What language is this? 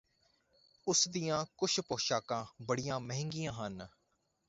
Punjabi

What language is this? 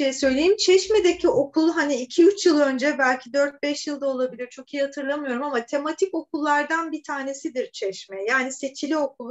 Turkish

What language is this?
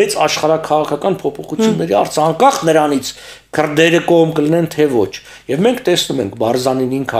Romanian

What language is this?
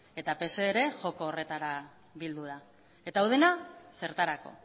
Basque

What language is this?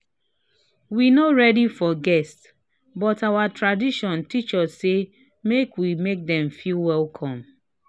Nigerian Pidgin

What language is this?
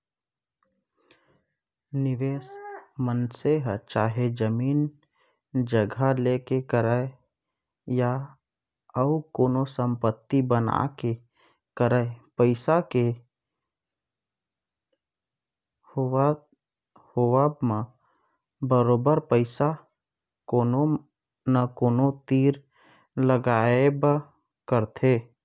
Chhattisgarhi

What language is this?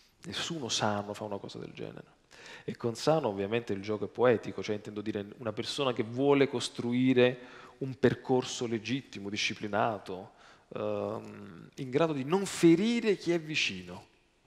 Italian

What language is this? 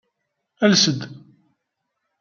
Kabyle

